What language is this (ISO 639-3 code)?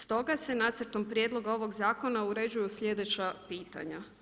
hrv